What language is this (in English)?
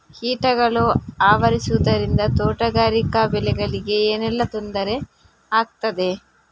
Kannada